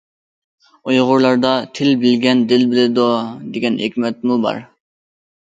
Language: Uyghur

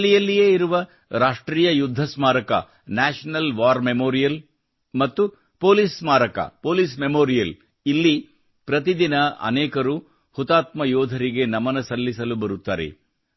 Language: Kannada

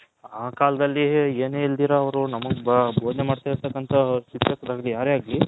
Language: Kannada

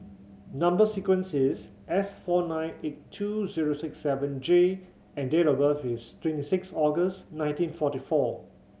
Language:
English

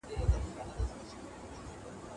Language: Pashto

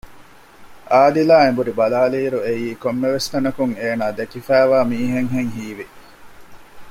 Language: Divehi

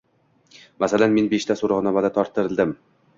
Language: Uzbek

